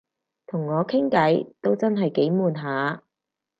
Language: Cantonese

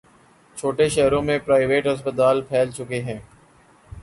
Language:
Urdu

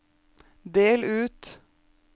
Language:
Norwegian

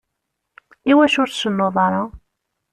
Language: Kabyle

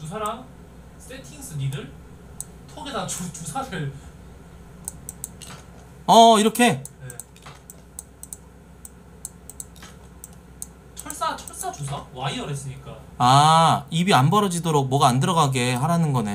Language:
Korean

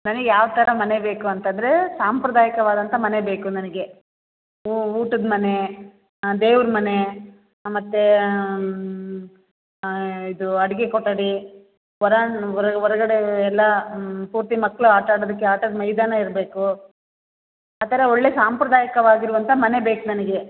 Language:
Kannada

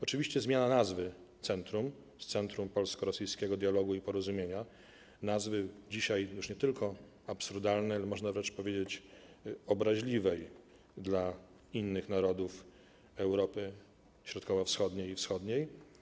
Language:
Polish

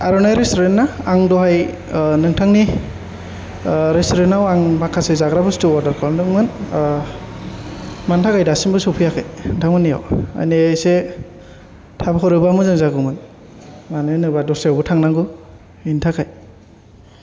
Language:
Bodo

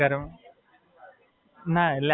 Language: Gujarati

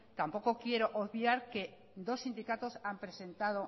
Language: Spanish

